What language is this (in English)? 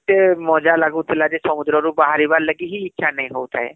Odia